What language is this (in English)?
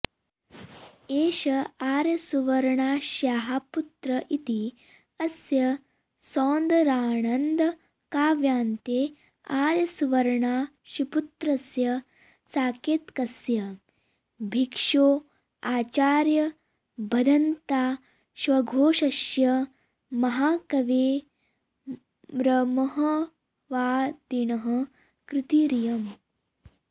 Sanskrit